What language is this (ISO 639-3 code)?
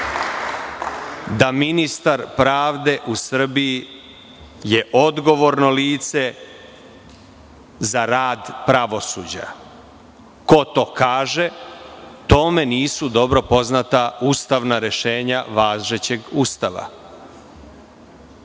srp